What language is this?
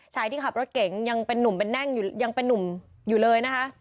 Thai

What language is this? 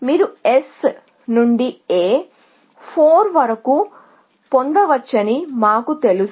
Telugu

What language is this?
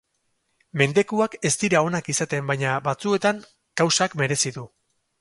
Basque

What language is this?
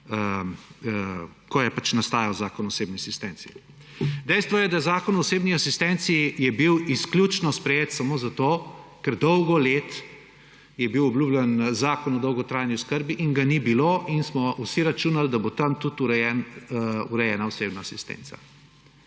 Slovenian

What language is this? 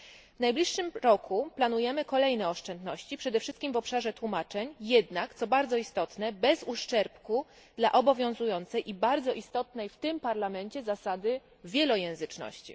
Polish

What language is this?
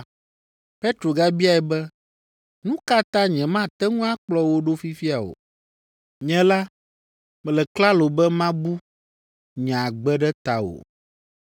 Ewe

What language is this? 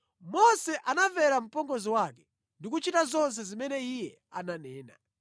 Nyanja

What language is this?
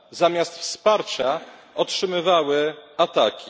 Polish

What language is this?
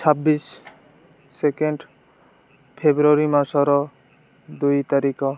Odia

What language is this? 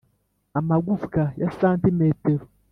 Kinyarwanda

